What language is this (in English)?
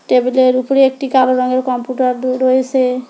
Bangla